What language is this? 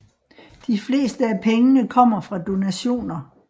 Danish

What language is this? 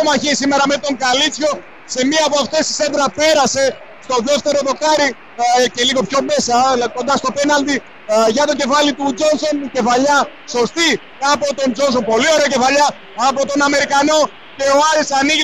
Greek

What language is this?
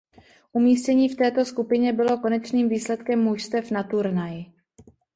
Czech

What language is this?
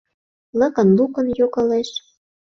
Mari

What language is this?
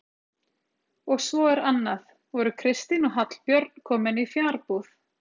Icelandic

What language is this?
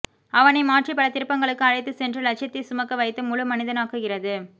Tamil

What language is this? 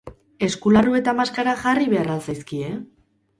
Basque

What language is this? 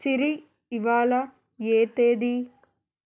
Telugu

